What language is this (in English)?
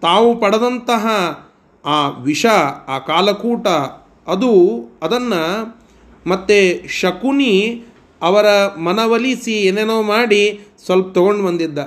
Kannada